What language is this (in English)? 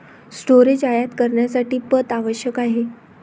Marathi